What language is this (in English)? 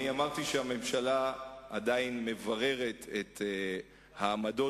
Hebrew